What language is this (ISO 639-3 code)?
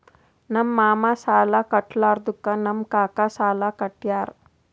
kan